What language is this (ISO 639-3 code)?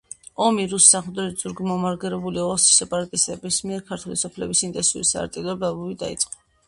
kat